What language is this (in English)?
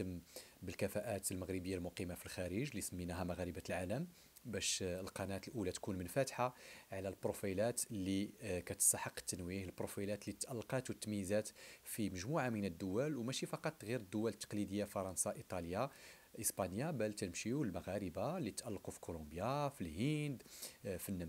Arabic